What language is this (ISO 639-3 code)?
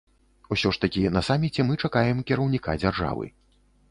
bel